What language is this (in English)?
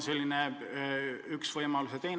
Estonian